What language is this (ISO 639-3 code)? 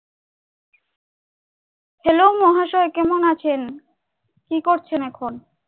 ben